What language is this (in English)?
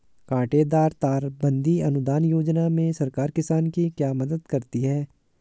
Hindi